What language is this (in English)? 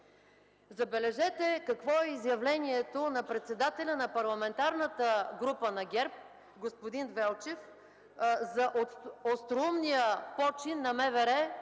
Bulgarian